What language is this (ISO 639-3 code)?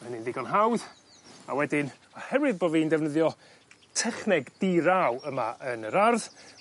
cym